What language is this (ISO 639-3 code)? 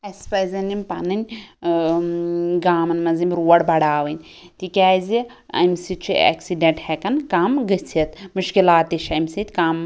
kas